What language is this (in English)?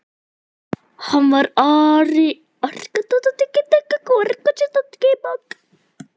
Icelandic